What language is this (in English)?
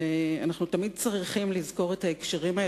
Hebrew